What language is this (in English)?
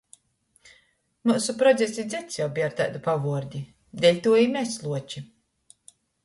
Latgalian